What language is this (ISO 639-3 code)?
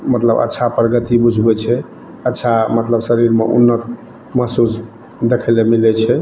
mai